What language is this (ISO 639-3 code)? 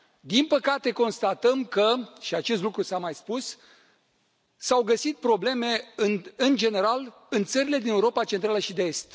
ron